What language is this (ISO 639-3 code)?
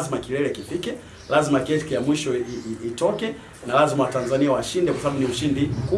swa